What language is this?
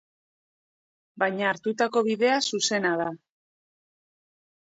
Basque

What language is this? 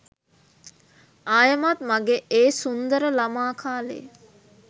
Sinhala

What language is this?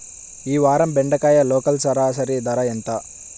Telugu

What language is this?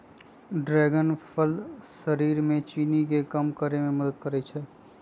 Magahi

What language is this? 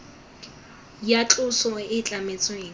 Tswana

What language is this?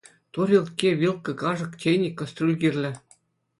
Chuvash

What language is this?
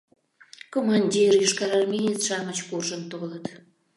Mari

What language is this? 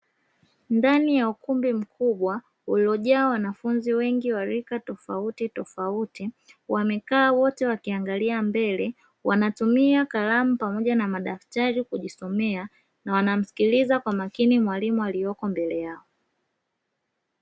Swahili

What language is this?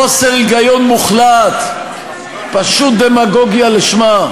Hebrew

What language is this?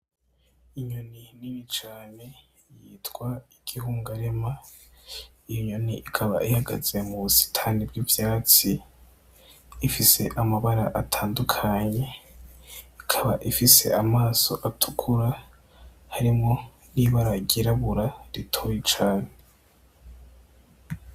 Rundi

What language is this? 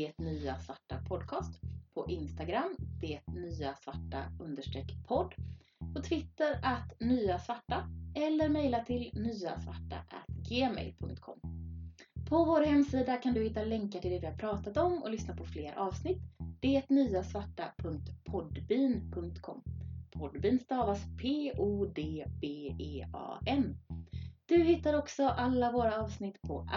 Swedish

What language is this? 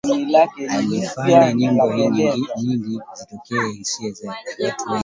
Swahili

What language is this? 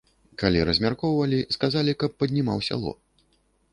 Belarusian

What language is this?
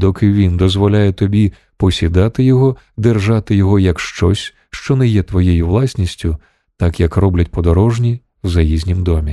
Ukrainian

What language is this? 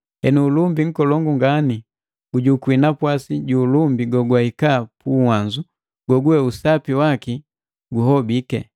Matengo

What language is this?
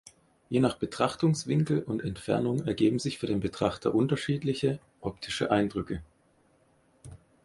German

